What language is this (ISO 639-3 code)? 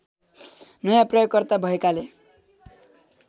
nep